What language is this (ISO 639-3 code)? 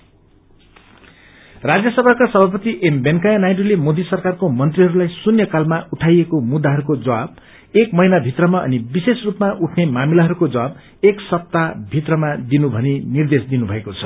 nep